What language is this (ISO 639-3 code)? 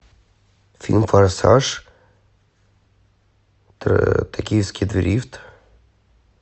rus